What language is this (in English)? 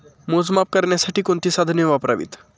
Marathi